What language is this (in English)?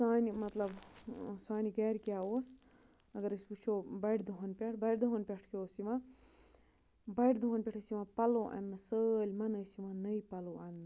Kashmiri